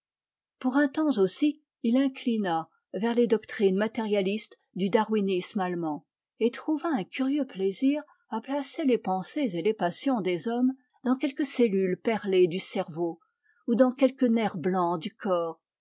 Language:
French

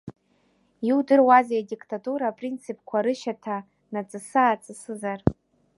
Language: Abkhazian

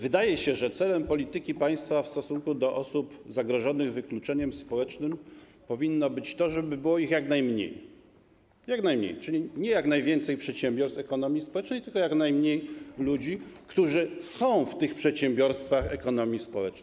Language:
Polish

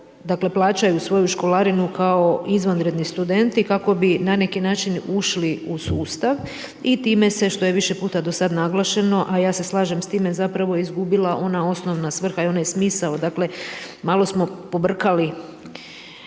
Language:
Croatian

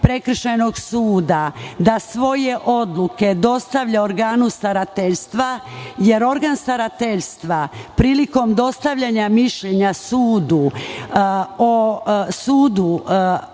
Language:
Serbian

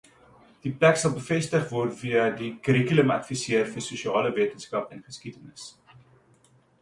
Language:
Afrikaans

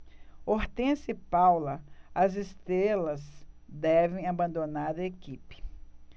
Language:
Portuguese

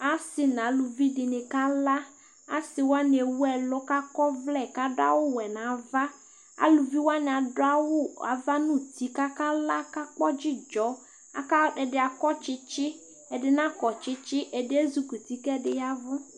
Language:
Ikposo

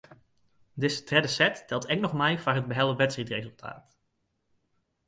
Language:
Western Frisian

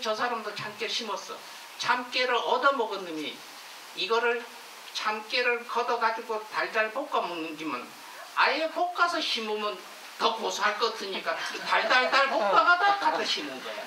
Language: Korean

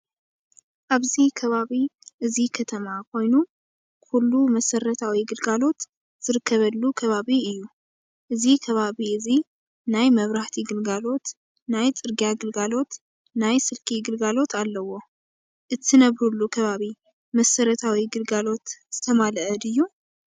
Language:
Tigrinya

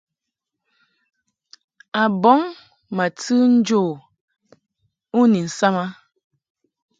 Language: Mungaka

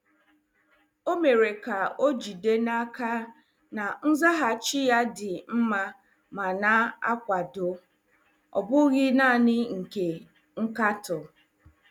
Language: Igbo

